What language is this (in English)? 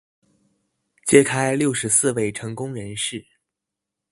Chinese